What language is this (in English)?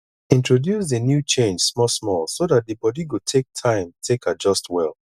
Nigerian Pidgin